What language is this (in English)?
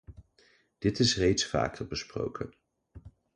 Dutch